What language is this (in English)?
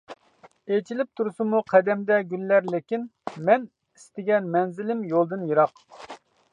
Uyghur